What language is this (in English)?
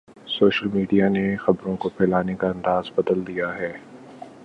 Urdu